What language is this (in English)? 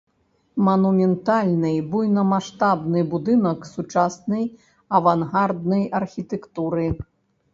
Belarusian